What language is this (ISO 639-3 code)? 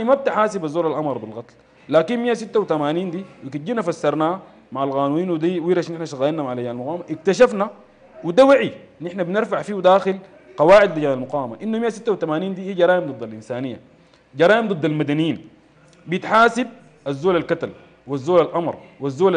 ara